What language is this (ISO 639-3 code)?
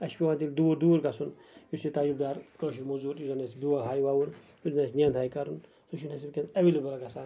kas